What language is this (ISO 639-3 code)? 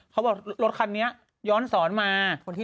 tha